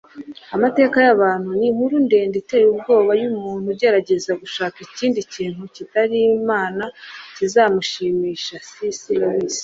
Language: Kinyarwanda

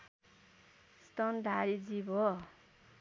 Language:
Nepali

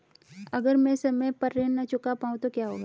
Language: Hindi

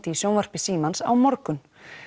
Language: Icelandic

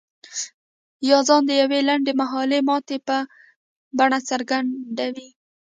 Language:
Pashto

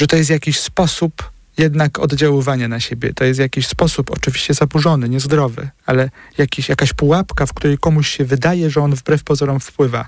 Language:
Polish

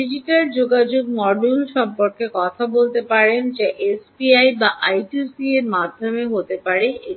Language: Bangla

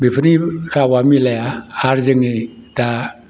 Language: Bodo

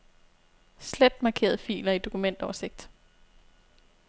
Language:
Danish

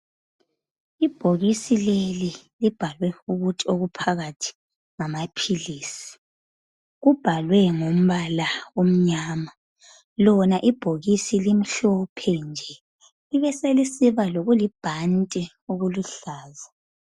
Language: North Ndebele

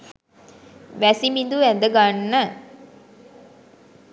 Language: Sinhala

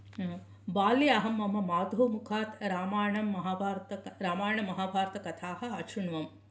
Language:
Sanskrit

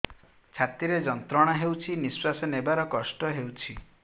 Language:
Odia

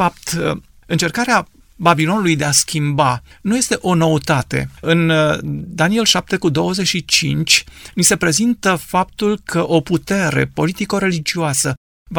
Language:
Romanian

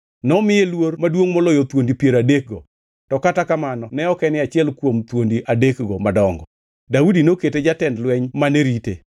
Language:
Luo (Kenya and Tanzania)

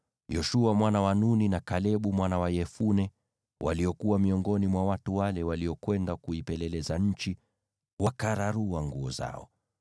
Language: Swahili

